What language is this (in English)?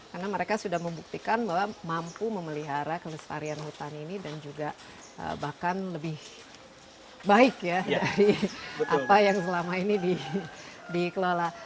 Indonesian